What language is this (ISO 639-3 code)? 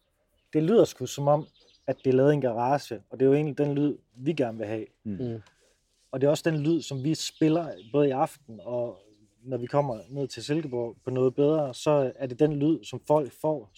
dan